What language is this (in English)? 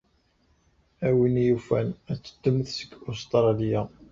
Kabyle